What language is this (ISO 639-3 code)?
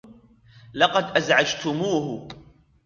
ara